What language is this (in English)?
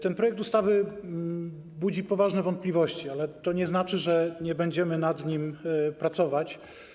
Polish